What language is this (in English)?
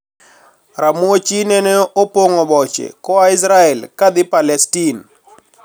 Luo (Kenya and Tanzania)